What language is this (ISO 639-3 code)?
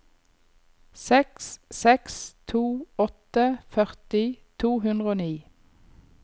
nor